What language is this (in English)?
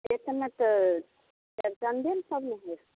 Maithili